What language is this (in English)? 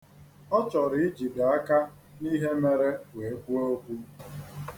Igbo